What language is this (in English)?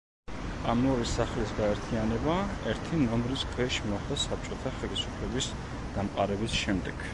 Georgian